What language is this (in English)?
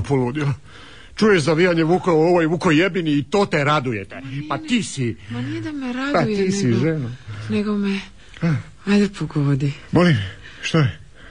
Croatian